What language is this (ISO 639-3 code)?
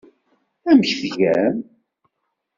kab